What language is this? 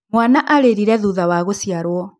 Kikuyu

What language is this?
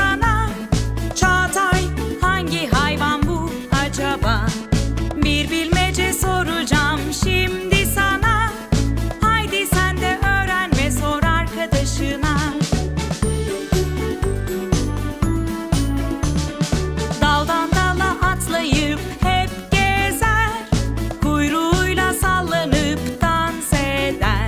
Japanese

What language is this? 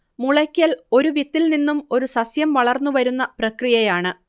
Malayalam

